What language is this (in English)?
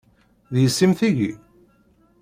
Kabyle